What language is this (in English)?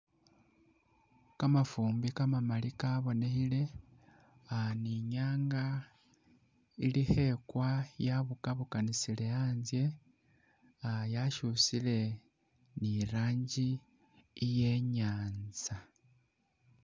Masaaba